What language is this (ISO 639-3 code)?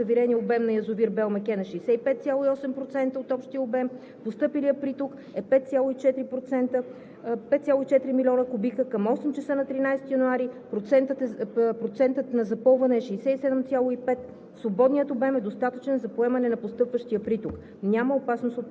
bul